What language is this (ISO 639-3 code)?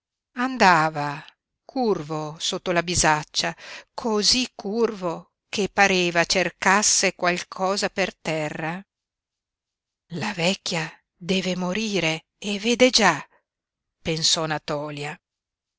ita